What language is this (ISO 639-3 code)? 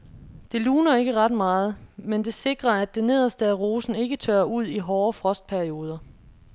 dan